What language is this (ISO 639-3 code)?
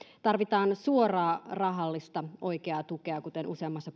fin